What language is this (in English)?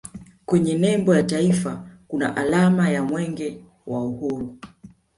Swahili